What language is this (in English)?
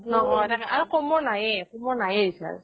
Assamese